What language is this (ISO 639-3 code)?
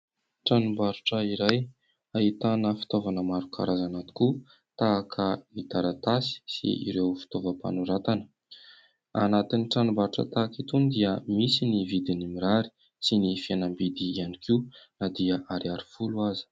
mlg